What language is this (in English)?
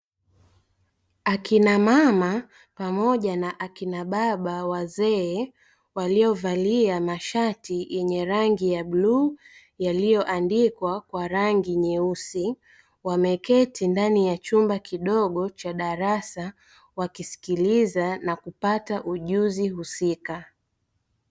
Swahili